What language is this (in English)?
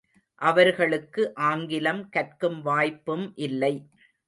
Tamil